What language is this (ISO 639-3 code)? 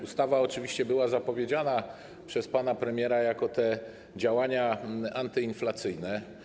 pol